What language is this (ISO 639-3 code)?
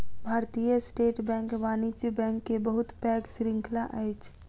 mai